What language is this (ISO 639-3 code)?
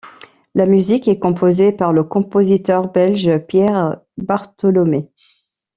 fra